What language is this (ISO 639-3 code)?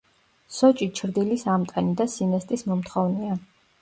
kat